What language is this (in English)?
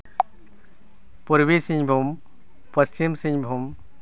Santali